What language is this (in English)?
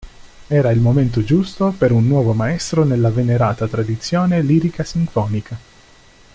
Italian